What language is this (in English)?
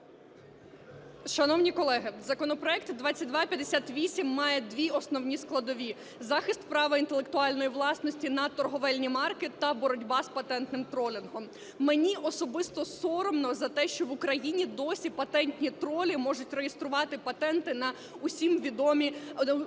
Ukrainian